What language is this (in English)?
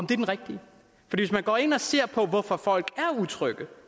Danish